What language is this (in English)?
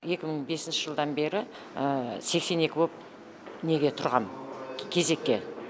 Kazakh